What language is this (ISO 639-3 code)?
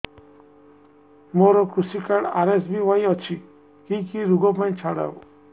ori